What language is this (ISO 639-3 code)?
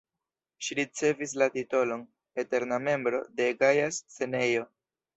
epo